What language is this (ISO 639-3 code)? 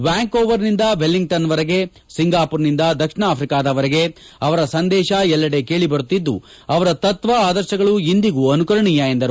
kan